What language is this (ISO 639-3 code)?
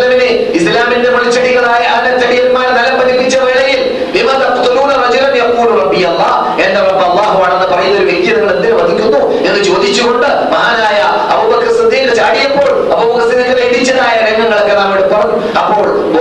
mal